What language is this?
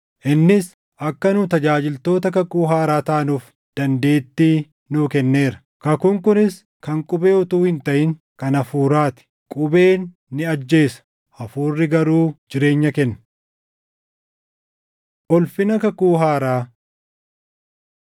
Oromo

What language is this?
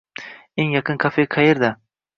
Uzbek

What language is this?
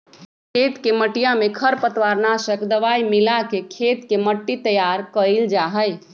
Magahi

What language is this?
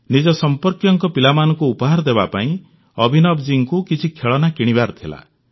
Odia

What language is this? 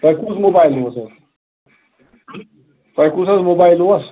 Kashmiri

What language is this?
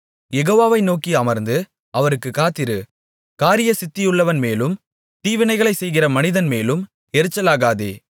Tamil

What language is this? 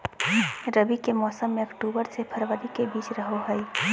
Magahi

